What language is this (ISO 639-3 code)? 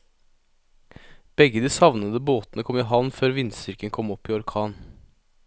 nor